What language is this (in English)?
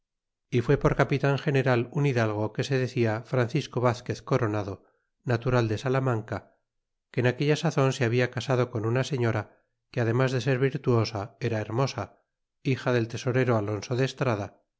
Spanish